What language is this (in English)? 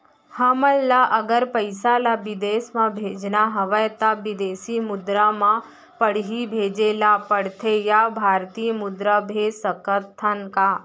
Chhattisgarhi